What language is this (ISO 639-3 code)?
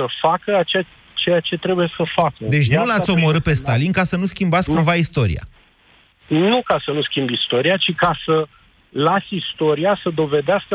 ron